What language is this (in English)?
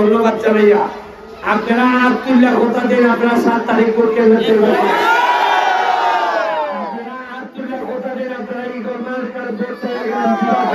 Bangla